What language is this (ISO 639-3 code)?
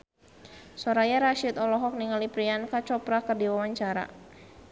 sun